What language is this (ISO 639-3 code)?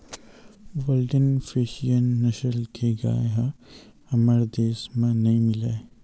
hne